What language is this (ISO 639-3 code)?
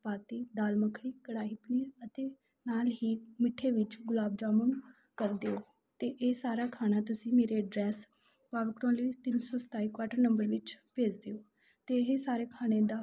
pan